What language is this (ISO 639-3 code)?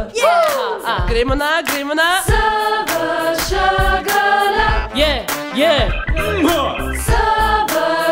ron